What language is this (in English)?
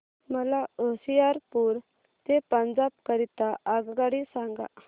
Marathi